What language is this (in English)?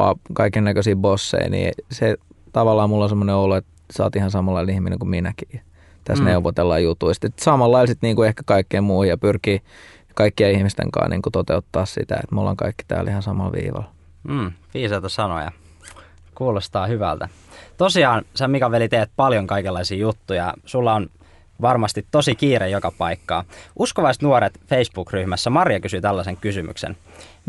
Finnish